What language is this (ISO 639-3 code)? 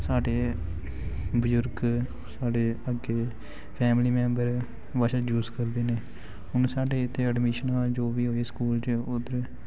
doi